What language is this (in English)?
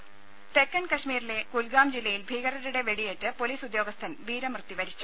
Malayalam